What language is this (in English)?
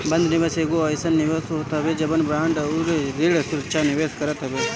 Bhojpuri